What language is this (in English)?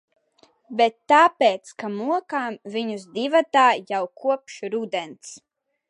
Latvian